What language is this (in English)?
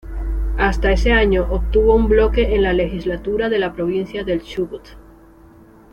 Spanish